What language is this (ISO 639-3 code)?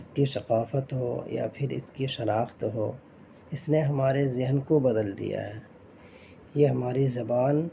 urd